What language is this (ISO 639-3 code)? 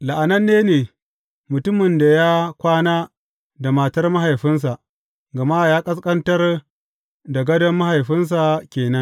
hau